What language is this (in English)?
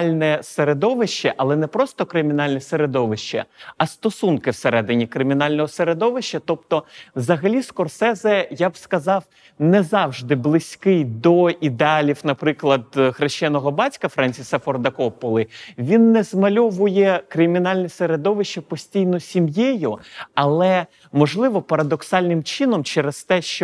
Ukrainian